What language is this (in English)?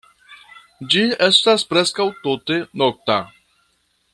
Esperanto